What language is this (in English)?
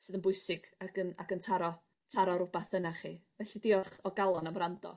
Welsh